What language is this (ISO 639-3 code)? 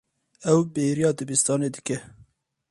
kur